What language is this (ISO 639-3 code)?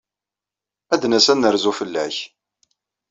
kab